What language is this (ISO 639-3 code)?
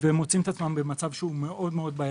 heb